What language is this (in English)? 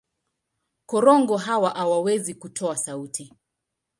Swahili